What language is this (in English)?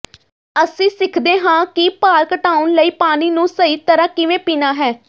Punjabi